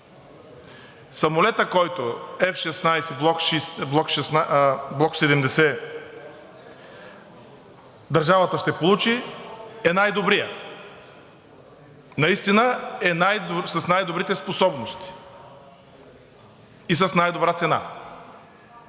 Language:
Bulgarian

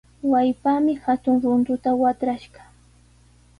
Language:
Sihuas Ancash Quechua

